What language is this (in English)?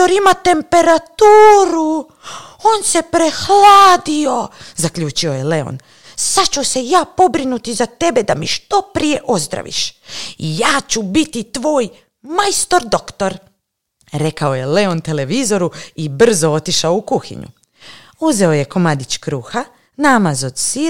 Croatian